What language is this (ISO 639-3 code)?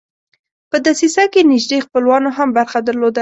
pus